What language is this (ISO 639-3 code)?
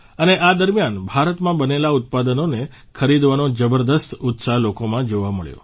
guj